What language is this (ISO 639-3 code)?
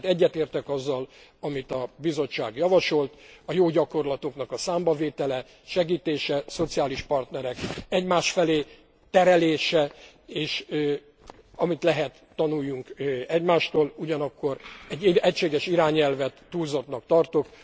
hun